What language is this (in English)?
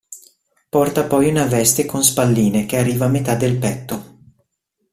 Italian